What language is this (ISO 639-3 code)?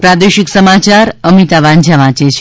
guj